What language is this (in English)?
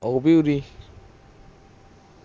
Punjabi